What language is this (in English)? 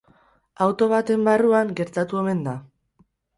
Basque